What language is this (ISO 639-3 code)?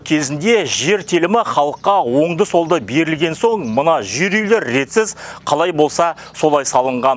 kaz